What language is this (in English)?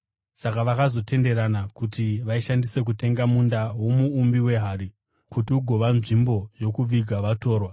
Shona